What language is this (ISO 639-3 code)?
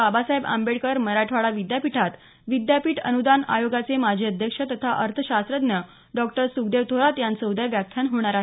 mar